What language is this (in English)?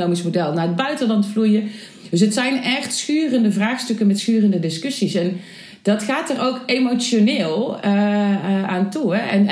Dutch